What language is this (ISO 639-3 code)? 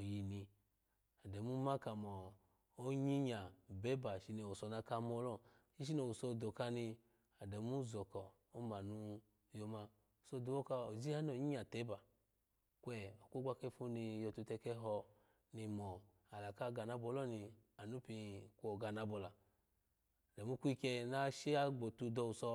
ala